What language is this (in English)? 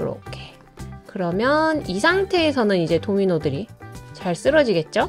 Korean